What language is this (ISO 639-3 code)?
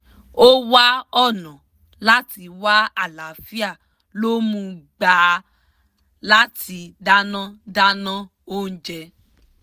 yor